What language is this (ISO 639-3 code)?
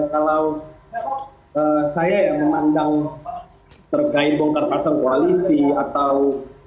ind